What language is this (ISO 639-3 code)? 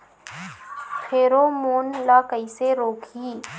hne